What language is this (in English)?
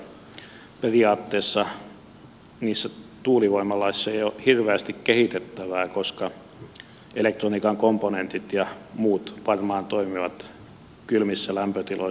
Finnish